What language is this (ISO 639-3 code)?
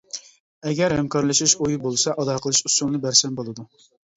uig